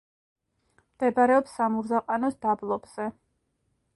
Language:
Georgian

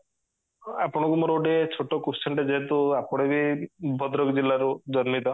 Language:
Odia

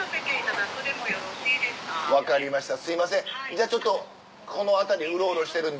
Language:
Japanese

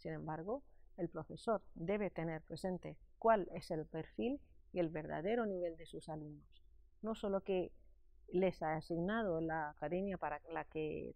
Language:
Spanish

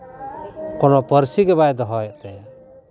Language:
Santali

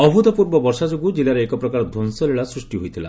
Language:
Odia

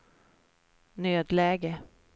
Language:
Swedish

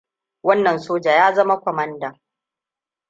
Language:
Hausa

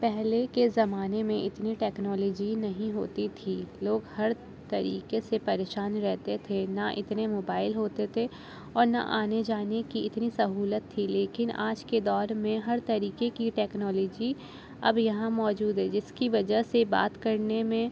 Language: Urdu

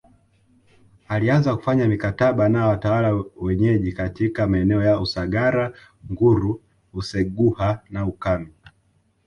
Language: Swahili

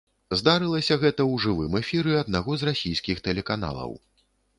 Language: Belarusian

